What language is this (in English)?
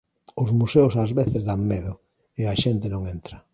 Galician